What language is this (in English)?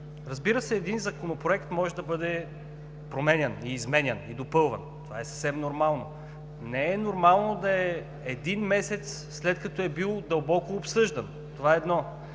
Bulgarian